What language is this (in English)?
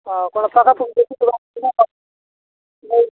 Odia